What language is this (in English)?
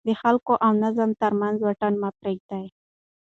Pashto